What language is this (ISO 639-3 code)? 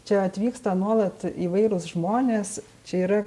lit